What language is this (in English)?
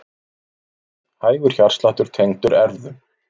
Icelandic